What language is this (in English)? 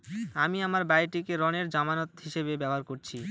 Bangla